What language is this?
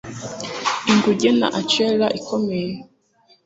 Kinyarwanda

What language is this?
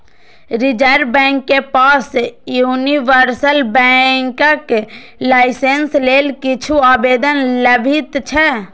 Maithili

